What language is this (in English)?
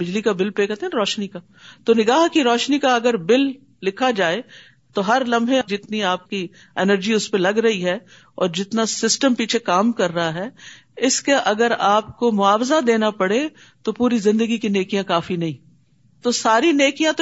Urdu